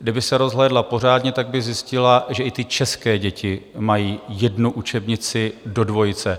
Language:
Czech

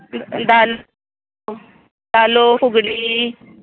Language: Konkani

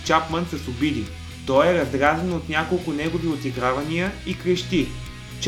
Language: Bulgarian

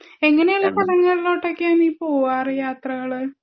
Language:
Malayalam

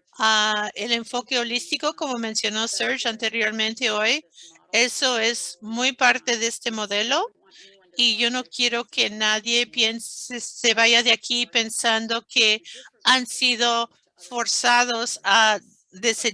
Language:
Spanish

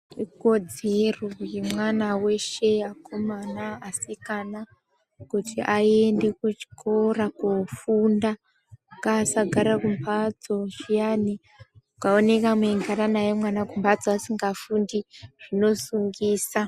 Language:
Ndau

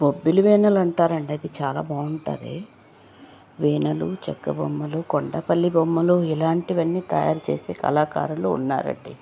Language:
Telugu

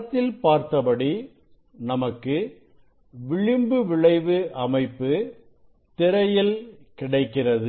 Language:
Tamil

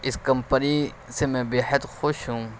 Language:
Urdu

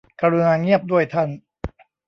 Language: Thai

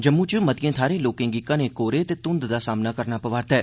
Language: Dogri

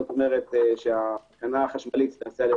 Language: Hebrew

